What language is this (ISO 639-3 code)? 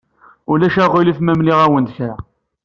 kab